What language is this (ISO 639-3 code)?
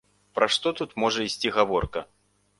bel